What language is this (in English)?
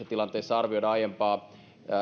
Finnish